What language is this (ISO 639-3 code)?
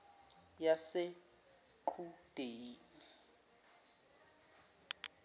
zul